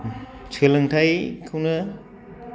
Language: Bodo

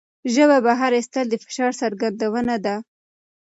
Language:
Pashto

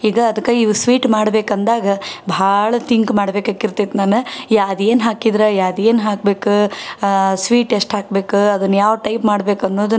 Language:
Kannada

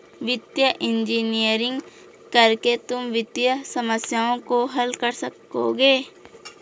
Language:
Hindi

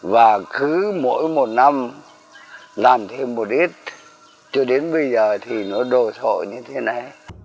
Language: Vietnamese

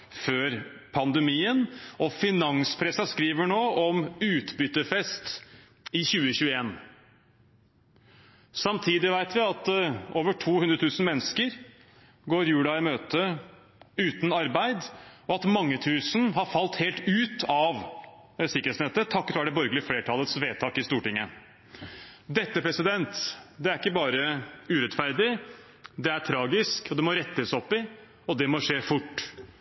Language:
Norwegian Bokmål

